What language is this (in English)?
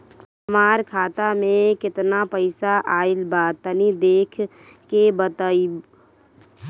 Bhojpuri